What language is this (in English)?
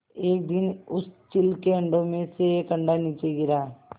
Hindi